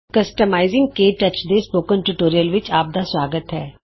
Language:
Punjabi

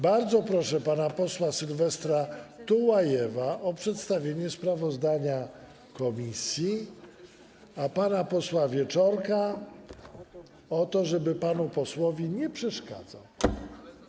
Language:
Polish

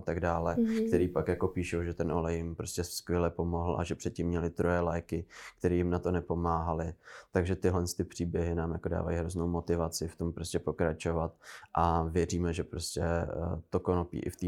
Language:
Czech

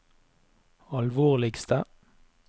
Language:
Norwegian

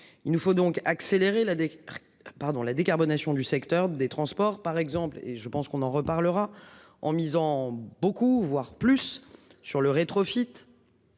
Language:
French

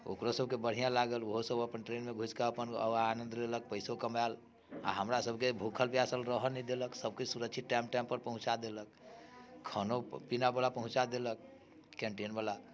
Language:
Maithili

